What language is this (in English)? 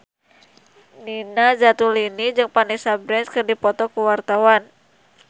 Sundanese